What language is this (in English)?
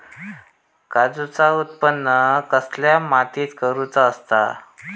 Marathi